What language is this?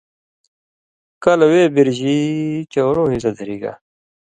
Indus Kohistani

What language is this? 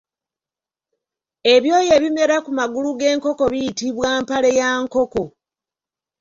Ganda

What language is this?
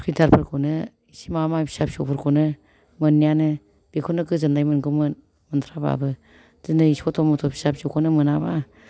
Bodo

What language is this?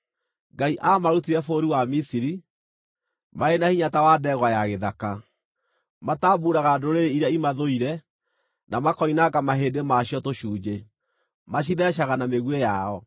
Kikuyu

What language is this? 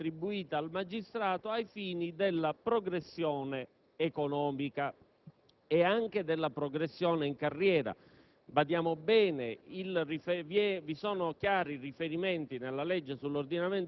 Italian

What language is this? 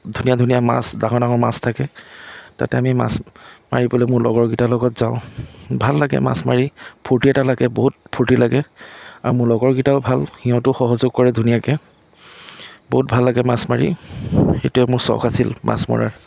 Assamese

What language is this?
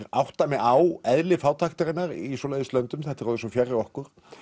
Icelandic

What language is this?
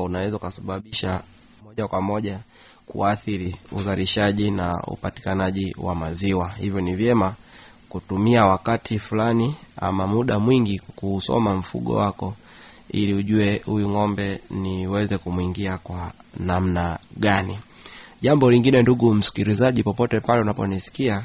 Swahili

